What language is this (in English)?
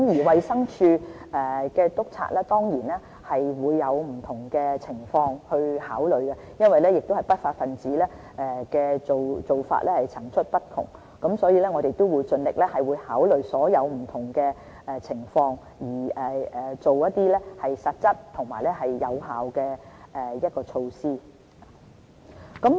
Cantonese